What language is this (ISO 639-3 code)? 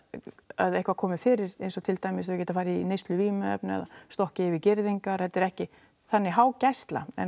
isl